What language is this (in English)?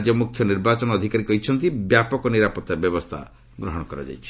Odia